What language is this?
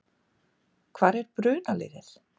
Icelandic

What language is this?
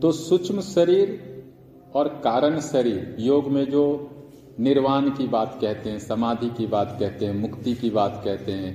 Hindi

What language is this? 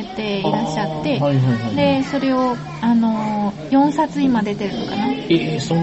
Japanese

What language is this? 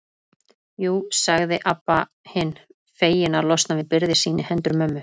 Icelandic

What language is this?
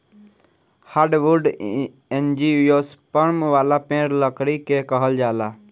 Bhojpuri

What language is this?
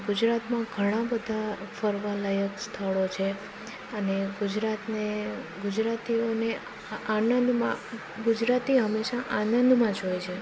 Gujarati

